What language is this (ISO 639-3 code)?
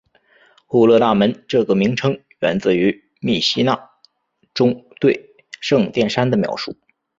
zho